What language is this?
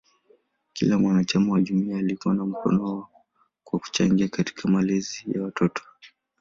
Swahili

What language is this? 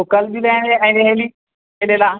Maithili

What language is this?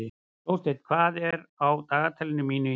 Icelandic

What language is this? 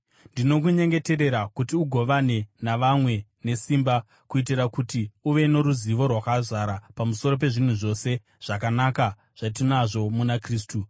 Shona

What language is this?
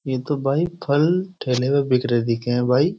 Hindi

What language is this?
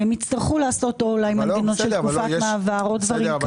Hebrew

